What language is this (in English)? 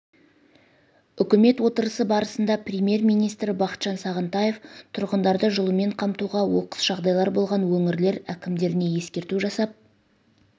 Kazakh